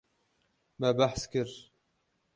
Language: Kurdish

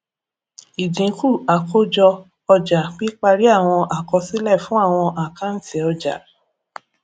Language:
Yoruba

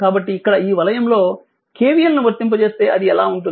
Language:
Telugu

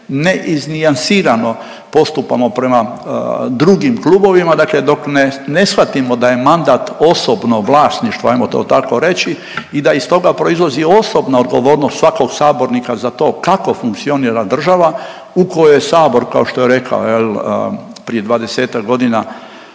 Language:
Croatian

